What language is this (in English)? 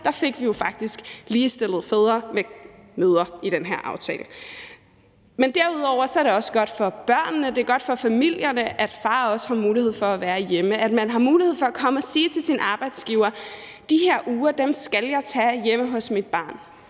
Danish